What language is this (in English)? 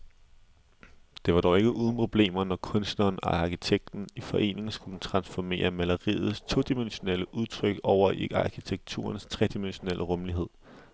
Danish